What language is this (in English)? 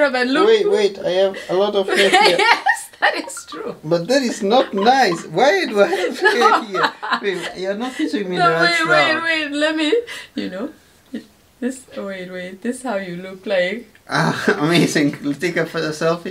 English